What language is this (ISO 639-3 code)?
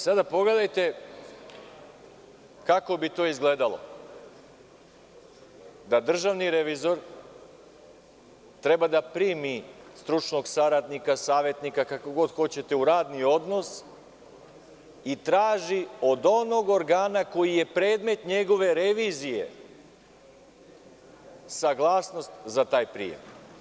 srp